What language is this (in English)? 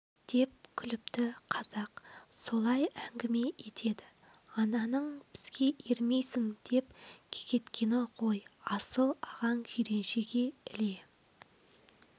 Kazakh